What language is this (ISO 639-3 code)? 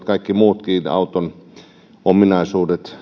fin